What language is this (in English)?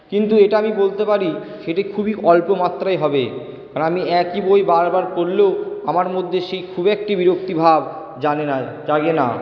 Bangla